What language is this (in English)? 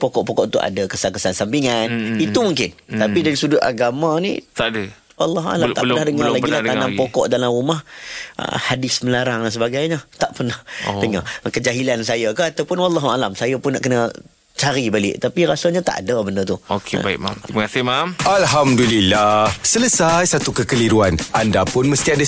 Malay